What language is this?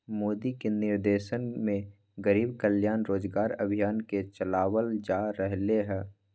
Magahi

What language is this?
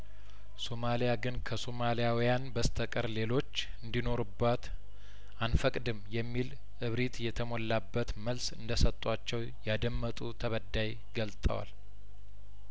Amharic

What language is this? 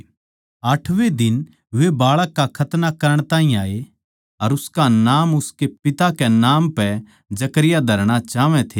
Haryanvi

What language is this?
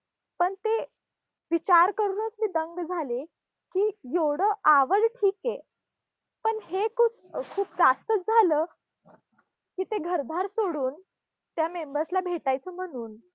Marathi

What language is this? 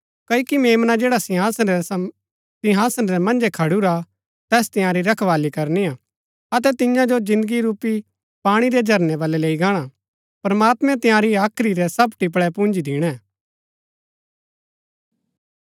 Gaddi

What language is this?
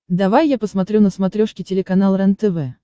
Russian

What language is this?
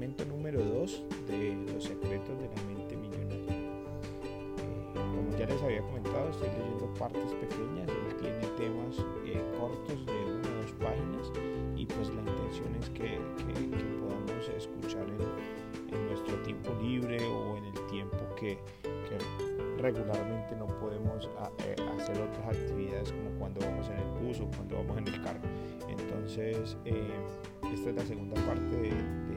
Spanish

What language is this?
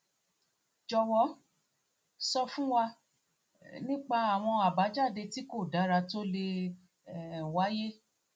Yoruba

